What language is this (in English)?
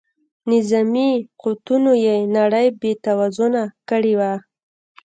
Pashto